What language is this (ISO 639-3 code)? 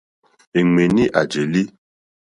bri